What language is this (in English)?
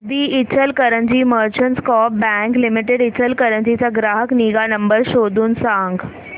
Marathi